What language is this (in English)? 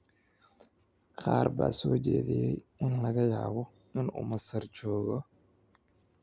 Somali